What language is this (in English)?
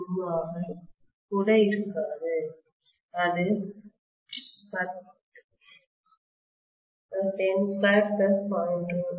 Tamil